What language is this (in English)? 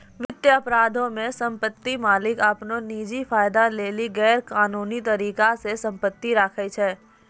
Maithili